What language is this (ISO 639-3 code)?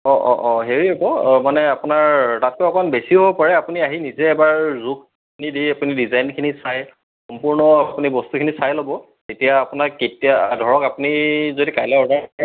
asm